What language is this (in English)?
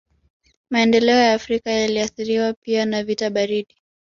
Swahili